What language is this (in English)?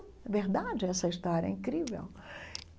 Portuguese